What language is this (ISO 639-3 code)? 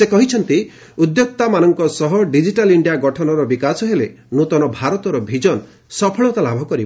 ori